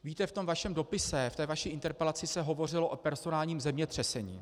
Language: Czech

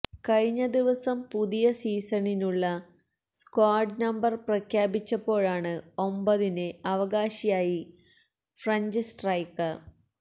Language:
Malayalam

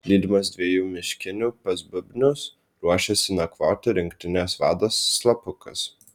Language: Lithuanian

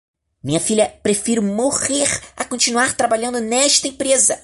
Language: Portuguese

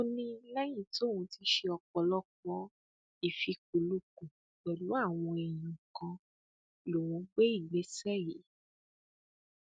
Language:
Yoruba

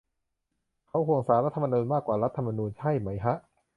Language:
Thai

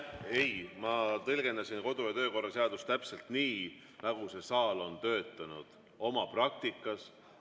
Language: Estonian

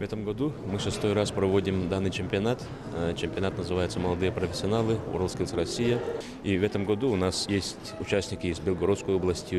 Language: Russian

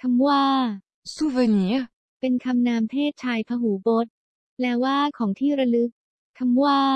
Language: Thai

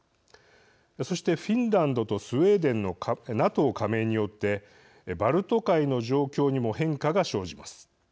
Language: Japanese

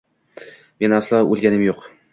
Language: Uzbek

